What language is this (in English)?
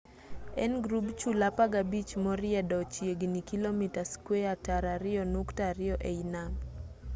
Luo (Kenya and Tanzania)